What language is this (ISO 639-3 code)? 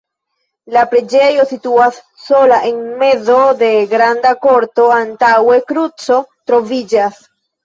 epo